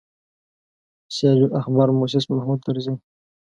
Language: Pashto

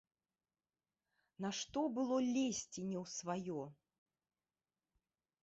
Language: Belarusian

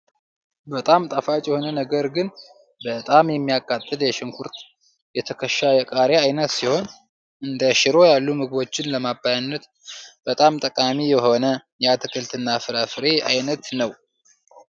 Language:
Amharic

